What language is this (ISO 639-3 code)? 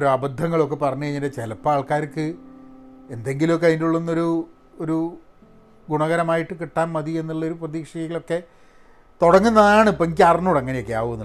mal